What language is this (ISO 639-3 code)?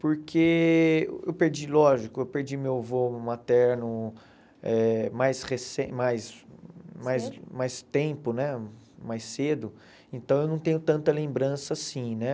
por